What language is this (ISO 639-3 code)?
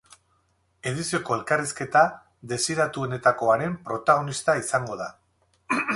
eus